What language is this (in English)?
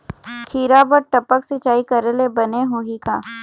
Chhattisgarhi